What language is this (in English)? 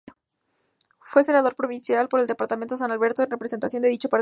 Spanish